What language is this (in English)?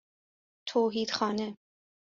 Persian